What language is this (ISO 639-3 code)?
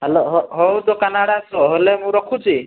ori